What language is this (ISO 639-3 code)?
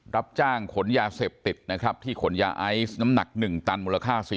tha